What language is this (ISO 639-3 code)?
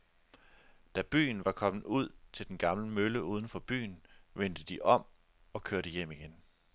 dan